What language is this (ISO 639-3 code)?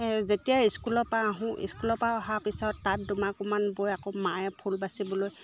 asm